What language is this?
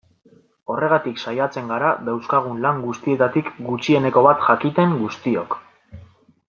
Basque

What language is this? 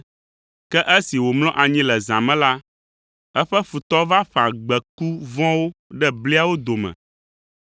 Ewe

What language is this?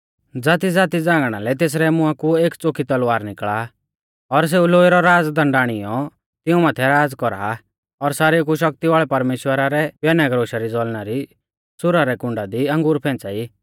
Mahasu Pahari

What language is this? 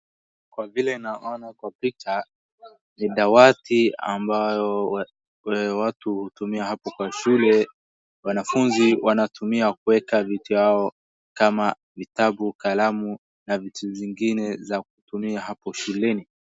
Swahili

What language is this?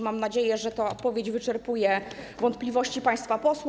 Polish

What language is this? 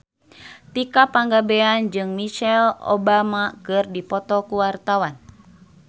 Sundanese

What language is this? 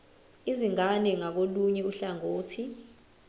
Zulu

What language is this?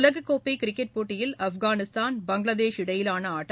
Tamil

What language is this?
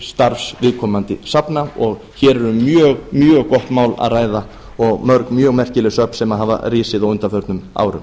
Icelandic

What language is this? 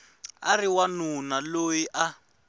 Tsonga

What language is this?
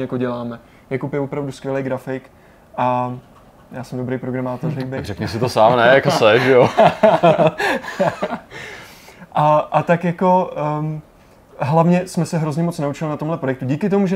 Czech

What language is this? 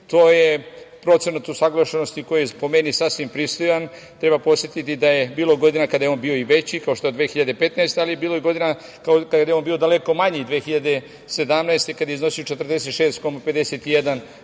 Serbian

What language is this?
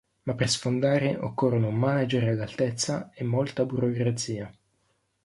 Italian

